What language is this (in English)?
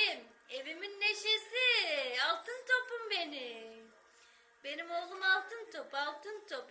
Turkish